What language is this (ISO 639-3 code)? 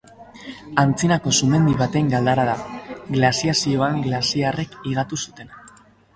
eus